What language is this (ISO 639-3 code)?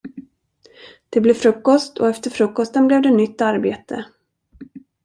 swe